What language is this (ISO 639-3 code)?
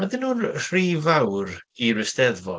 cym